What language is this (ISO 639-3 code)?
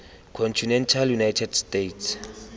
tsn